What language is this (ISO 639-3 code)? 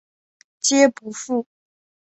zho